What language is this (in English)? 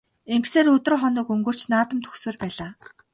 Mongolian